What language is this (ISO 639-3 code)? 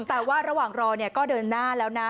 tha